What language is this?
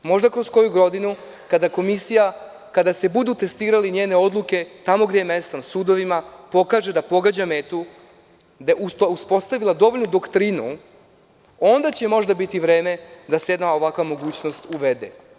Serbian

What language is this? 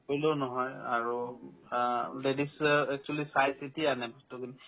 Assamese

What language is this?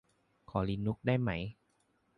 Thai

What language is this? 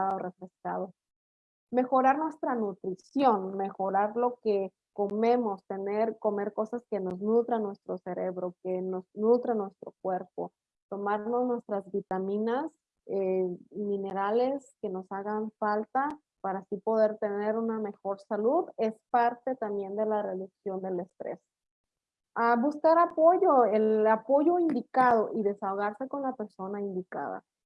Spanish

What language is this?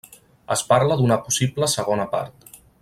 Catalan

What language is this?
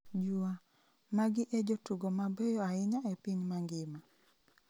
Luo (Kenya and Tanzania)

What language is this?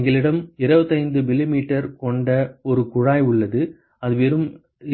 Tamil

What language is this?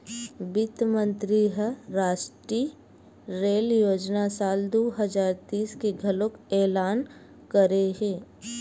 Chhattisgarhi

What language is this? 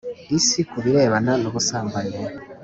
Kinyarwanda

